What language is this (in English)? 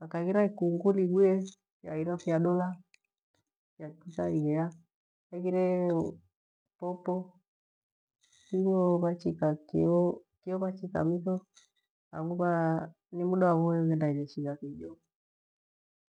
Gweno